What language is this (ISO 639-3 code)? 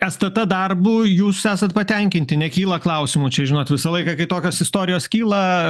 lit